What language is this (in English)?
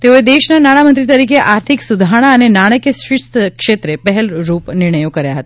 Gujarati